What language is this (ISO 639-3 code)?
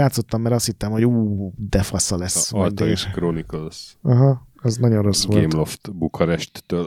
hun